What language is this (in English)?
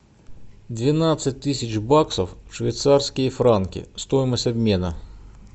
Russian